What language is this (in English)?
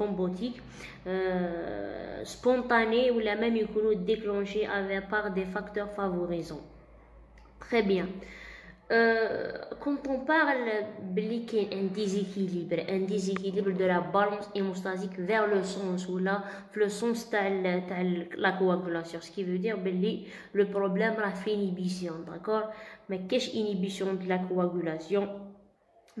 French